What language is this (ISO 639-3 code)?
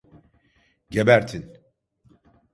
tur